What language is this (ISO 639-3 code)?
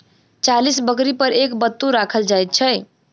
mai